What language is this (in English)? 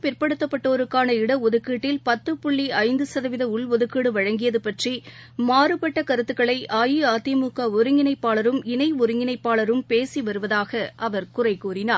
Tamil